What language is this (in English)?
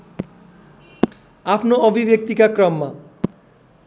Nepali